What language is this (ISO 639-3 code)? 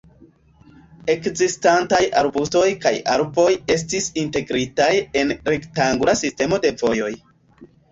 epo